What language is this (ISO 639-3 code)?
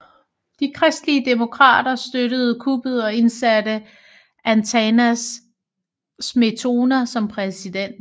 dan